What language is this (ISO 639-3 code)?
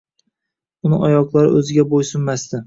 uzb